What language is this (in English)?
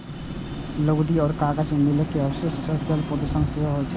Maithili